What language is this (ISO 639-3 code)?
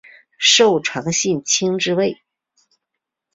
zho